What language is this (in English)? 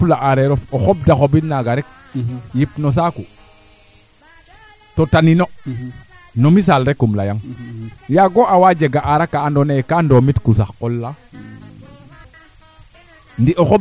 Serer